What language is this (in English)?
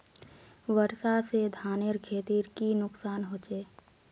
Magahi